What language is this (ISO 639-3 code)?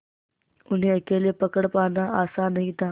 hin